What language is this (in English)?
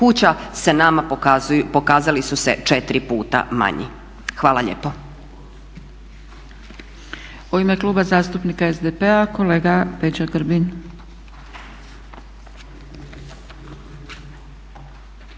Croatian